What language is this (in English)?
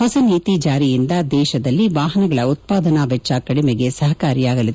Kannada